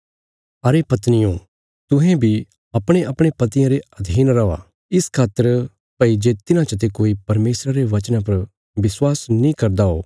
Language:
Bilaspuri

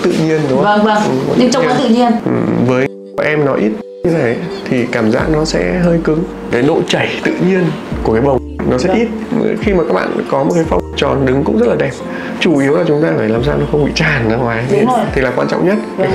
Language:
Vietnamese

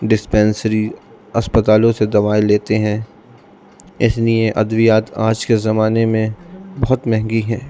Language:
Urdu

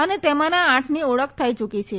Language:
Gujarati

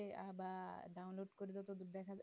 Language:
Bangla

